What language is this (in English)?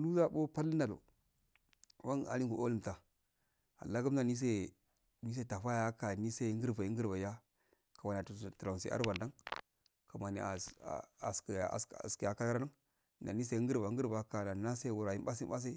Afade